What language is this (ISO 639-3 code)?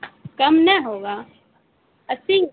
urd